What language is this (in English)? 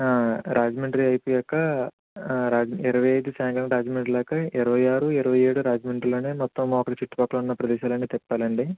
Telugu